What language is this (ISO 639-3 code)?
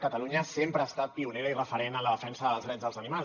cat